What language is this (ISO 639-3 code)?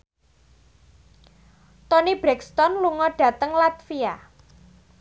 jav